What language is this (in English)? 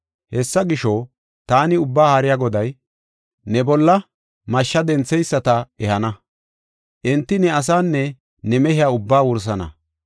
Gofa